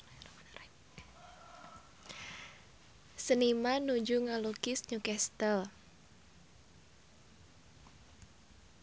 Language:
Sundanese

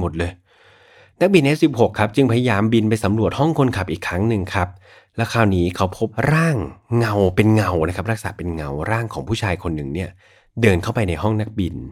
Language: Thai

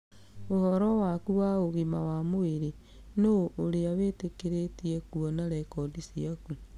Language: Kikuyu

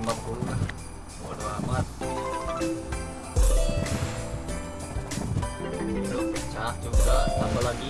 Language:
Indonesian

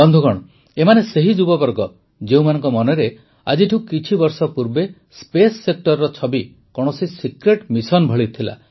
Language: Odia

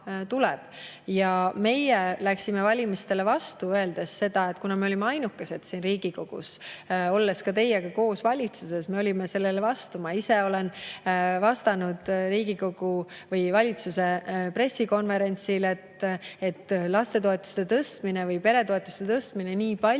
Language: Estonian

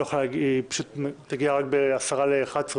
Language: Hebrew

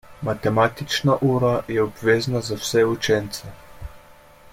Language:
Slovenian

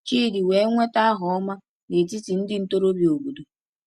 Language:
Igbo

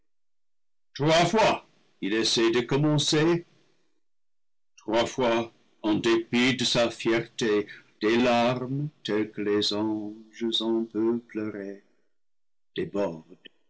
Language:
French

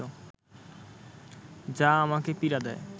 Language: Bangla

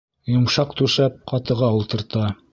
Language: Bashkir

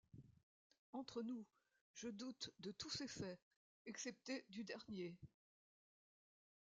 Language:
French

